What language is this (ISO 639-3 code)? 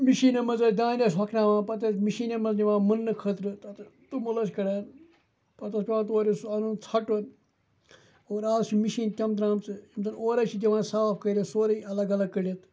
kas